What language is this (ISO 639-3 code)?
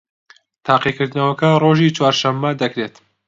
ckb